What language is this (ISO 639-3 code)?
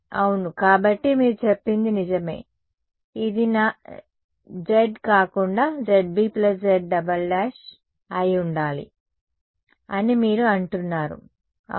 tel